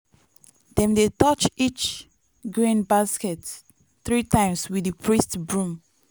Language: Nigerian Pidgin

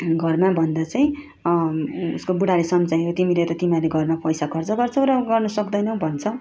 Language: Nepali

